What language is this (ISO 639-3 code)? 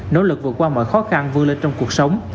vie